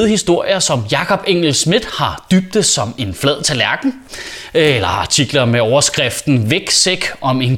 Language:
Danish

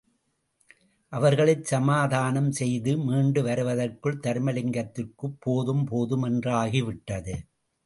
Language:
Tamil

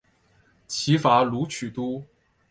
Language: Chinese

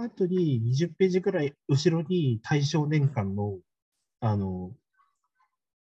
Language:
Japanese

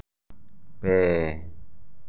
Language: Santali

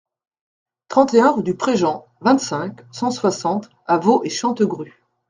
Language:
French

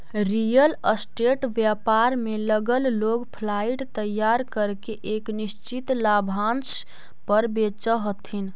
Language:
Magahi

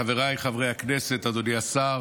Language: Hebrew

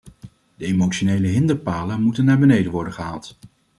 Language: Dutch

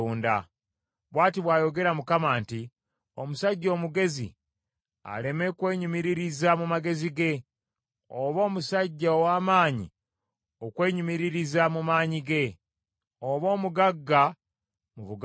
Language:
Ganda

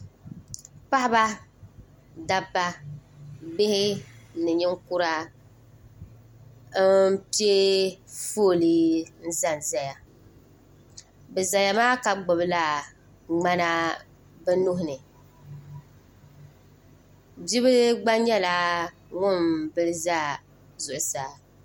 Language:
Dagbani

